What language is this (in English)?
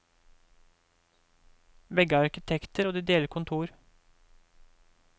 Norwegian